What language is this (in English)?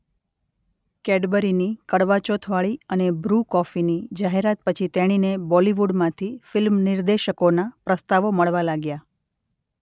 Gujarati